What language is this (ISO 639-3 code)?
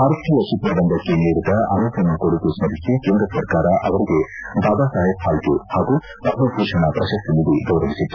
kan